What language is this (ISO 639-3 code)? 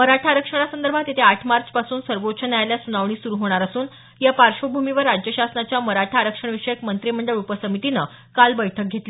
mar